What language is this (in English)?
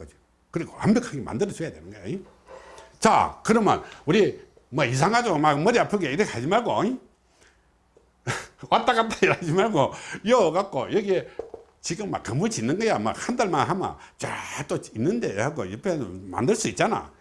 Korean